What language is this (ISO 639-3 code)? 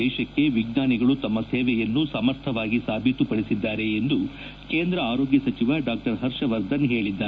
kan